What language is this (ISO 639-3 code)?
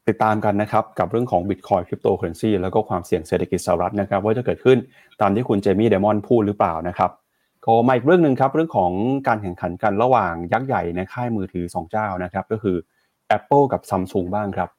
tha